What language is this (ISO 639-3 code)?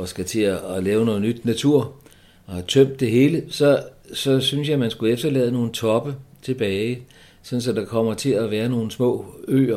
dan